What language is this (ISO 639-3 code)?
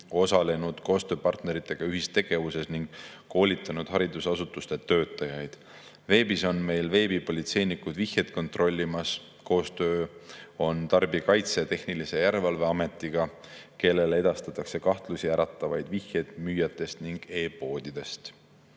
est